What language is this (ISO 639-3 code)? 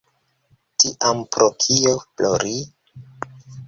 epo